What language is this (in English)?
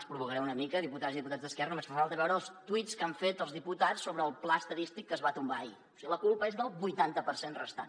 Catalan